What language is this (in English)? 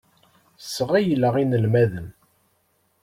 Kabyle